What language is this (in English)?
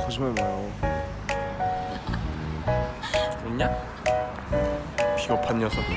Korean